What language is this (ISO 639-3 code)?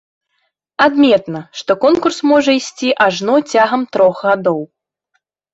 bel